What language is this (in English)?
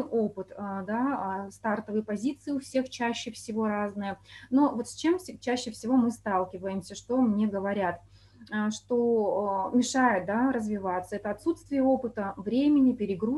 Russian